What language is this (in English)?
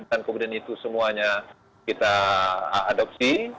Indonesian